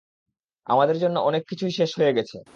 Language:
Bangla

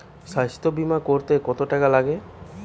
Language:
Bangla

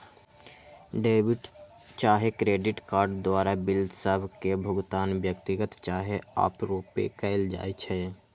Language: Magahi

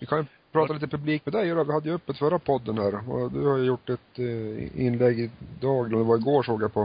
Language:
Swedish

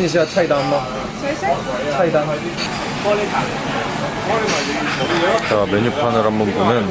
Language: Korean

